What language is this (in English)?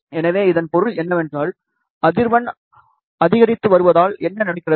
Tamil